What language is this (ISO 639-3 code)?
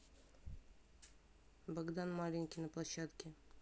rus